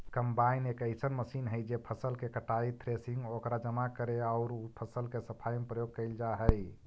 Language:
Magahi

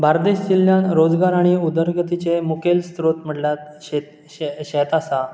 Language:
Konkani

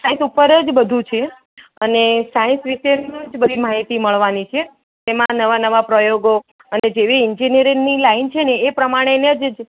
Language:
Gujarati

